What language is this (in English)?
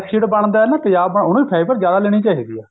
Punjabi